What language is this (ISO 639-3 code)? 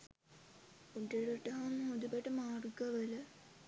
sin